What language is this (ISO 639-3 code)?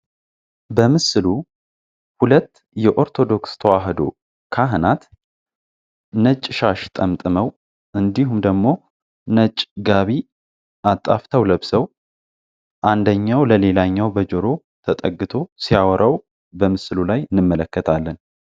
amh